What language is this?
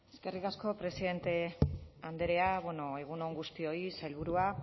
Basque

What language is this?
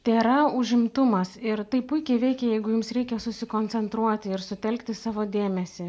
Lithuanian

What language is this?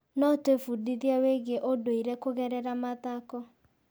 Kikuyu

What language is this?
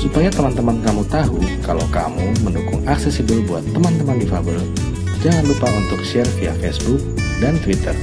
Indonesian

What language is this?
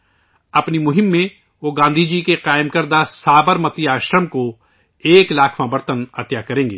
Urdu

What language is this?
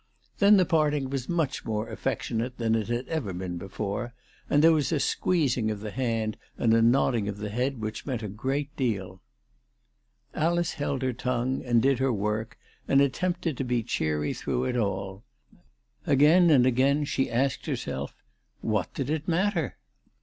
English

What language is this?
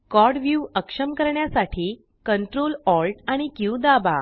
Marathi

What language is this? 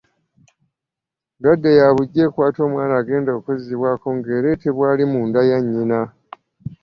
Ganda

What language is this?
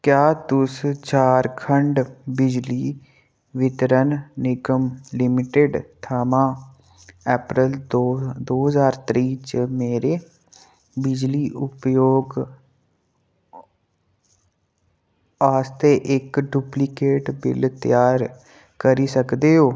Dogri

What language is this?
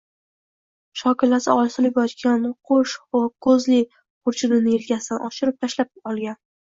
Uzbek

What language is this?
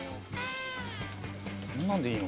Japanese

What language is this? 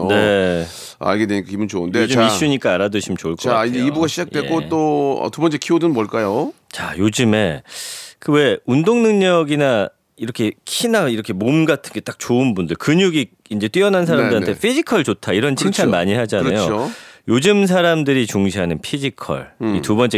Korean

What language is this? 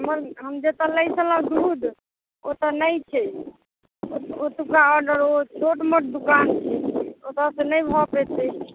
Maithili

